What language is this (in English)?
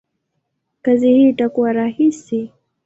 Swahili